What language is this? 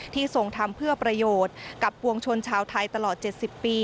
Thai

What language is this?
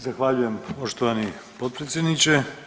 Croatian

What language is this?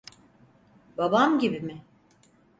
Turkish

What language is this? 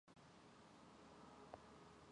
Mongolian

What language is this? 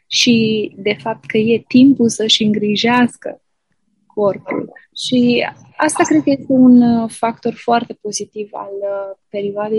Romanian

